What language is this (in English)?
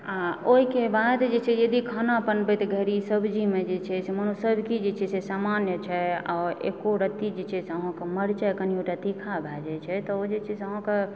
Maithili